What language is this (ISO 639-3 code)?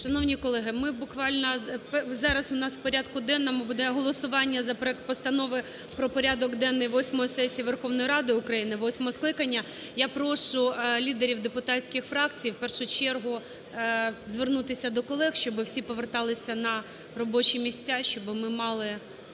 ukr